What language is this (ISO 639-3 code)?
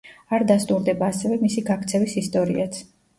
kat